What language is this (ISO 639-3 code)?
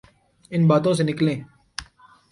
urd